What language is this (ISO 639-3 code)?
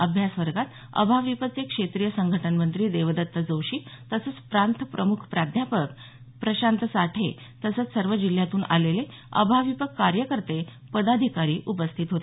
mar